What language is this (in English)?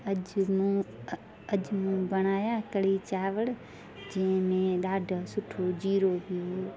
Sindhi